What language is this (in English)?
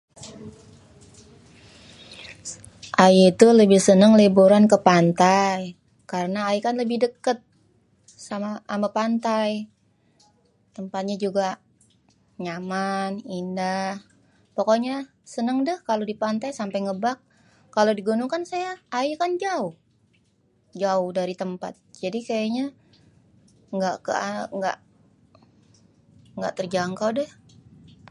Betawi